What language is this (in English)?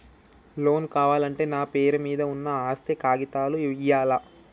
Telugu